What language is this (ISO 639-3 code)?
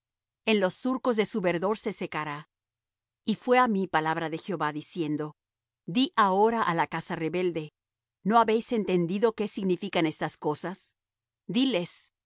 spa